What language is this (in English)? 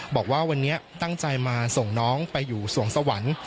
Thai